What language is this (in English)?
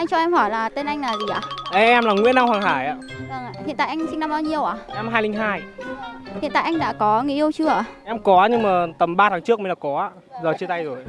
Vietnamese